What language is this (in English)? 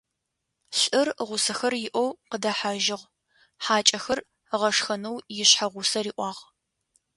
Adyghe